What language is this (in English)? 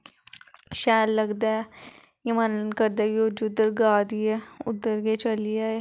Dogri